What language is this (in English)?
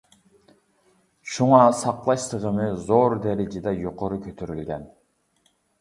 Uyghur